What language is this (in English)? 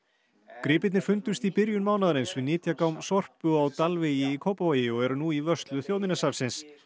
Icelandic